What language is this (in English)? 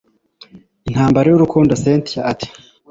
Kinyarwanda